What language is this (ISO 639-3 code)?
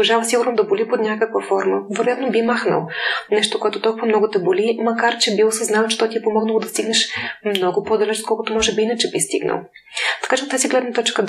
bul